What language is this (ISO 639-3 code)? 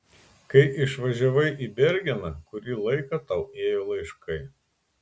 lit